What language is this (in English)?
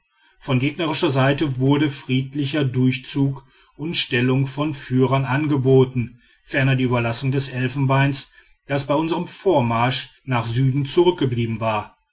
German